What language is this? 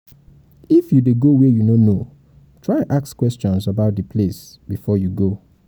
Nigerian Pidgin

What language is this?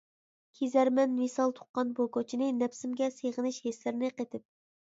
Uyghur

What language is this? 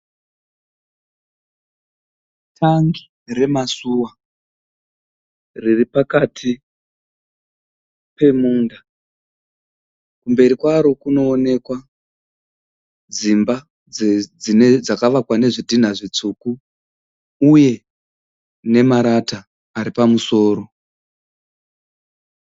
Shona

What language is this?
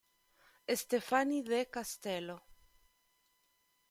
Italian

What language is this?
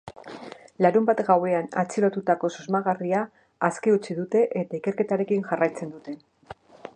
Basque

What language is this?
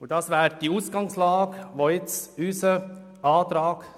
Swiss German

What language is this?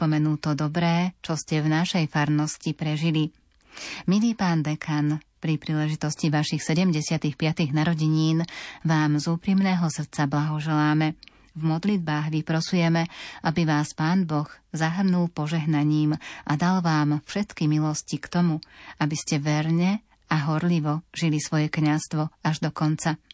Slovak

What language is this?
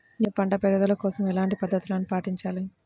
Telugu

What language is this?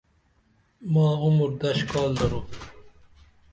Dameli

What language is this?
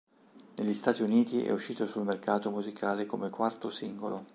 Italian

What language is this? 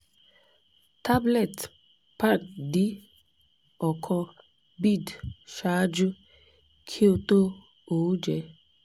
Yoruba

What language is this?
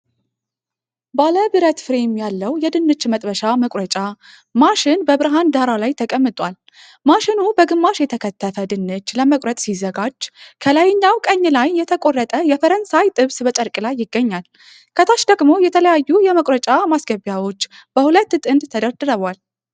Amharic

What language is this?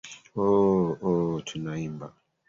Swahili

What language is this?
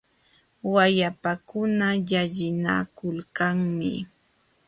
Jauja Wanca Quechua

